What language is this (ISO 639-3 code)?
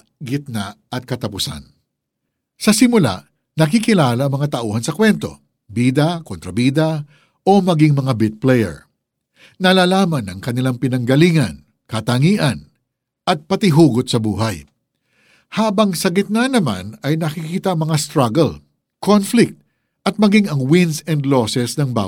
fil